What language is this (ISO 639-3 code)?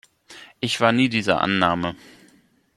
deu